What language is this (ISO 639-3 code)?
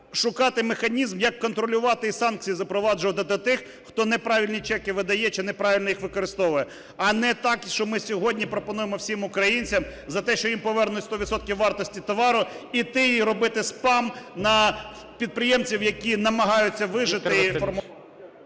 ukr